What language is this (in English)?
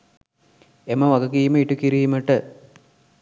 Sinhala